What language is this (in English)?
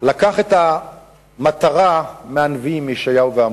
Hebrew